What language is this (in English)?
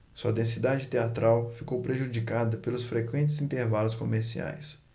Portuguese